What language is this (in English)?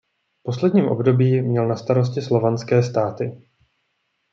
Czech